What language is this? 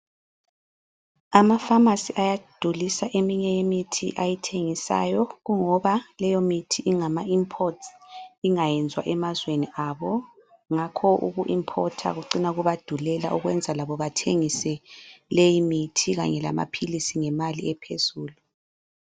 North Ndebele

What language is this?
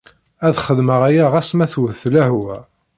Kabyle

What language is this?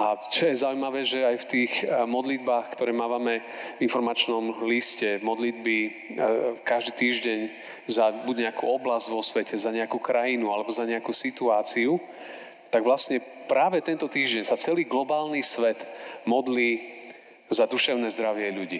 Slovak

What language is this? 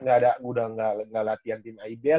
Indonesian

